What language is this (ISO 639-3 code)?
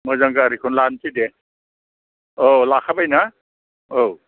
brx